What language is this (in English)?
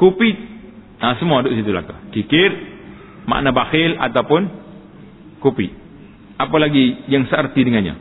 Malay